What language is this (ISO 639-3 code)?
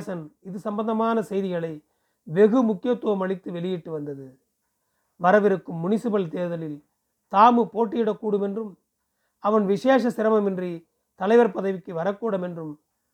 tam